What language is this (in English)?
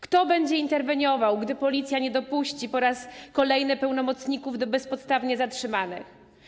Polish